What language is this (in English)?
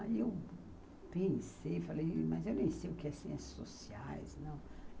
Portuguese